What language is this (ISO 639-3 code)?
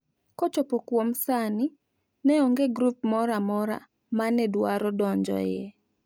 luo